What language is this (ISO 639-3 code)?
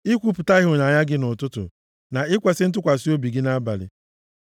ibo